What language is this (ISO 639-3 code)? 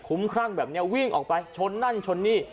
tha